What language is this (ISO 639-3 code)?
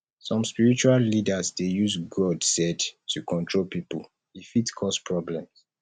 pcm